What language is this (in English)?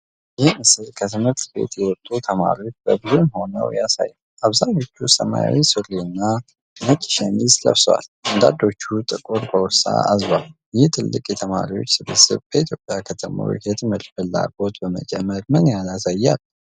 Amharic